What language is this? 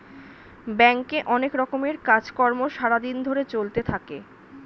Bangla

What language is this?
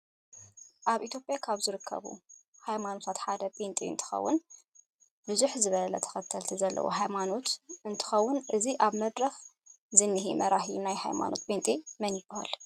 Tigrinya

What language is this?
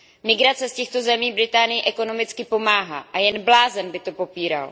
Czech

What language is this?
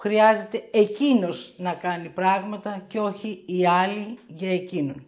Greek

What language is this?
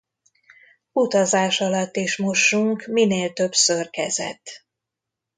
Hungarian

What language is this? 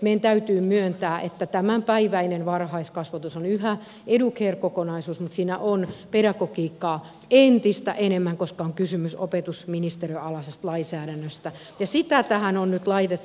Finnish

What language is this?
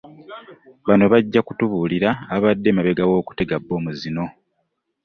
Ganda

